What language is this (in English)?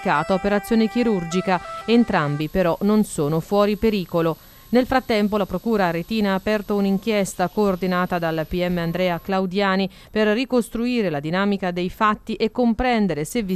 Italian